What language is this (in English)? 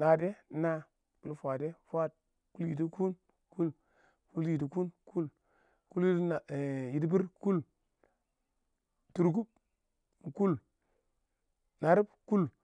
Awak